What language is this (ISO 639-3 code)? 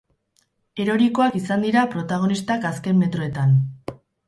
eus